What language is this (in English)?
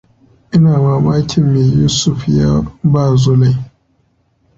Hausa